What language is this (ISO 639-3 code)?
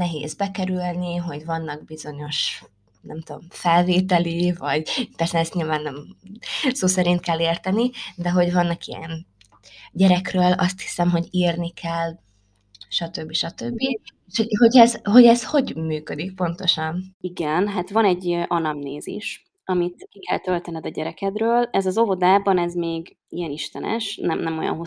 hun